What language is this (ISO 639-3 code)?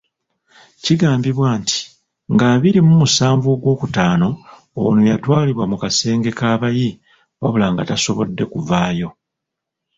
lug